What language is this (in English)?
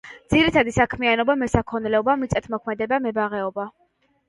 Georgian